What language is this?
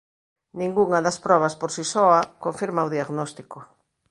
Galician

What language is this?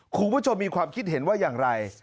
Thai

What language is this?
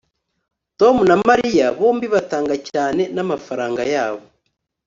Kinyarwanda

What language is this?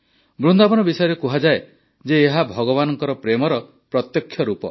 Odia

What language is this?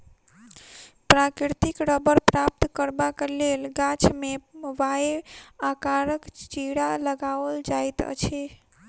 Maithili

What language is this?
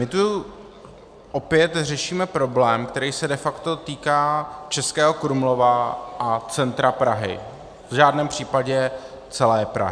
Czech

